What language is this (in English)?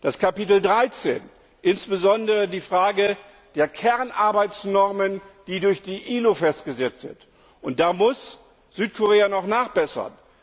German